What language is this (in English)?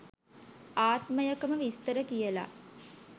Sinhala